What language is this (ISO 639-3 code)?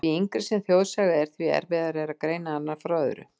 isl